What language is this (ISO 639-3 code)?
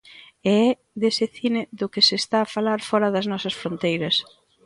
glg